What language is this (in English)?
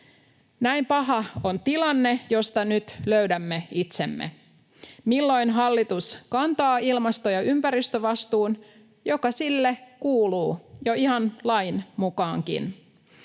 Finnish